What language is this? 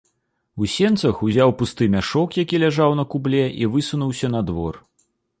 Belarusian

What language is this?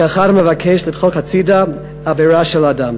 Hebrew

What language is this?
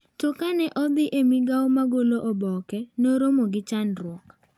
Luo (Kenya and Tanzania)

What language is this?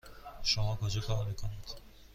Persian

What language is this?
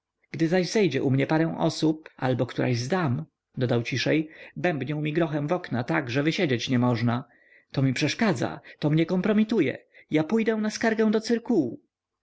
Polish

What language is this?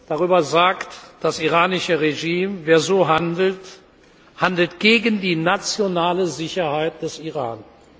German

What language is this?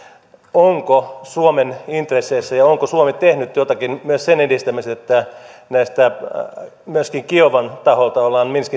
Finnish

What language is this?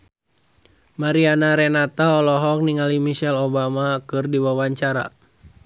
Sundanese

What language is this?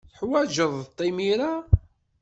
Kabyle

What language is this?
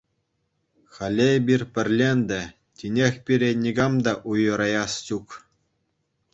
Chuvash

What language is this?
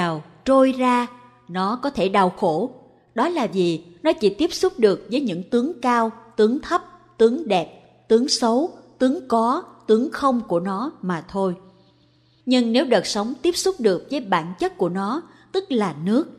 Vietnamese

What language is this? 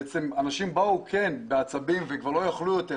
Hebrew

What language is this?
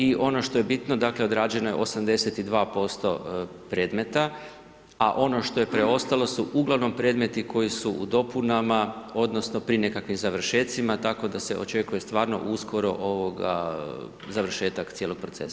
Croatian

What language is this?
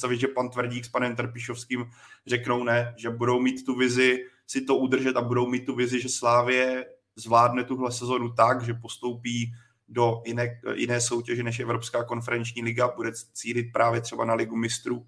Czech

